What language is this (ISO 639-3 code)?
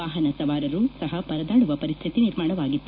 kan